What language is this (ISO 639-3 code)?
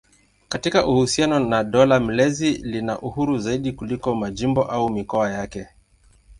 swa